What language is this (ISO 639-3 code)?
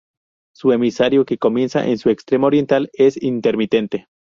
spa